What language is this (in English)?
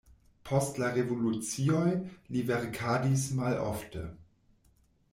Esperanto